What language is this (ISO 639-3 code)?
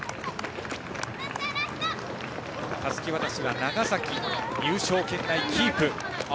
jpn